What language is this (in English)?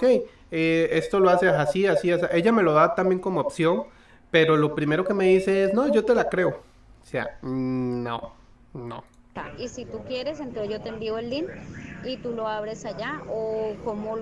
Spanish